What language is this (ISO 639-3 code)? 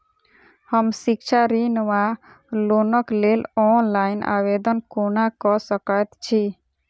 mai